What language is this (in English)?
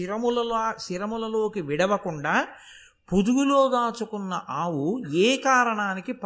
Telugu